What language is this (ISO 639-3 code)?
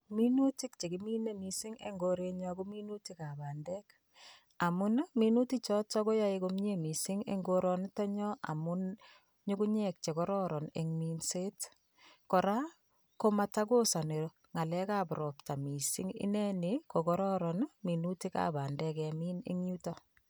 kln